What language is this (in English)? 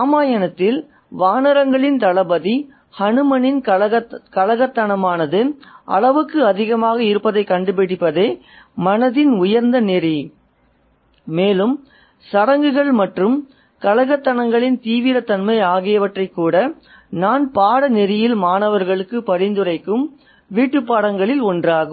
Tamil